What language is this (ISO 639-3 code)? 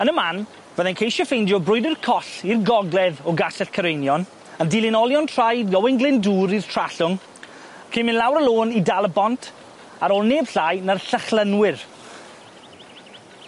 cym